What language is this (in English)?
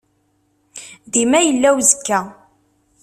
Kabyle